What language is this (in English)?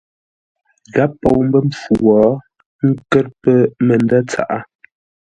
Ngombale